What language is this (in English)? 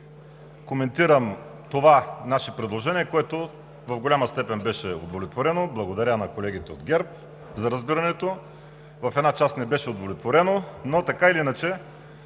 Bulgarian